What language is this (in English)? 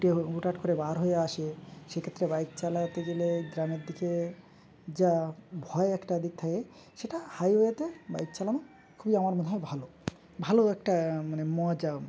Bangla